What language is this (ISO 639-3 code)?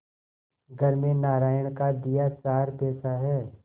hin